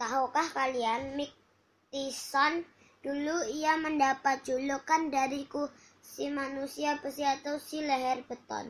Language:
Indonesian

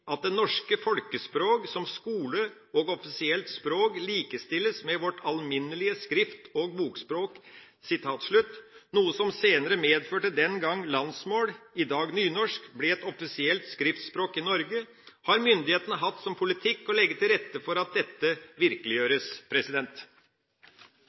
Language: Norwegian Bokmål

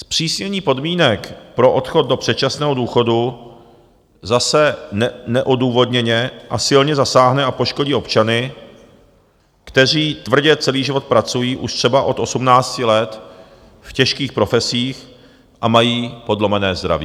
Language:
Czech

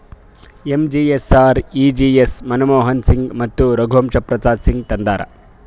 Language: Kannada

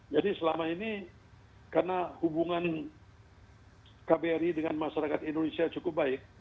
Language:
Indonesian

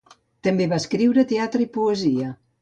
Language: Catalan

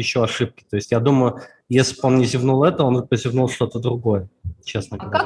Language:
Russian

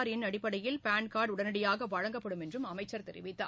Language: Tamil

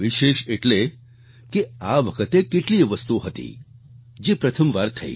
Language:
Gujarati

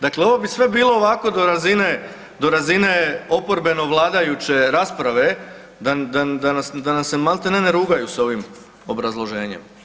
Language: Croatian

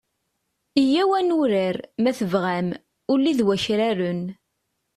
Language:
Kabyle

